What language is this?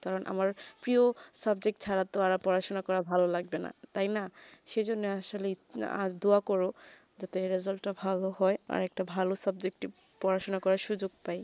Bangla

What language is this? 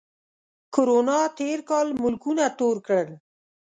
Pashto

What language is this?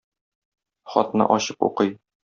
Tatar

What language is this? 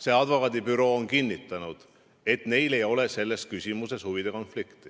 Estonian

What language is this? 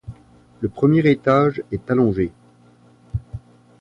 French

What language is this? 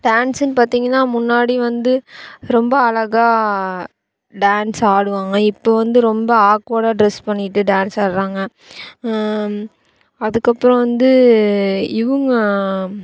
Tamil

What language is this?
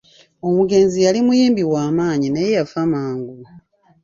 Ganda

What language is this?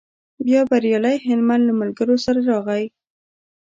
Pashto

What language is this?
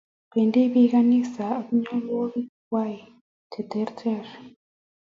Kalenjin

